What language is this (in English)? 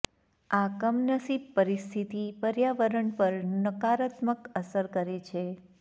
Gujarati